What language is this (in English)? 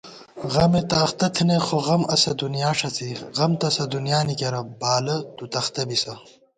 Gawar-Bati